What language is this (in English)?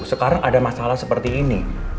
Indonesian